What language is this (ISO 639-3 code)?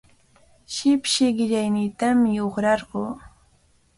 qvl